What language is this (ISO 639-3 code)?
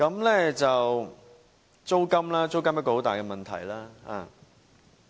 yue